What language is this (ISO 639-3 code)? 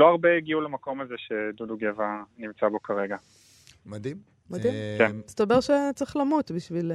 heb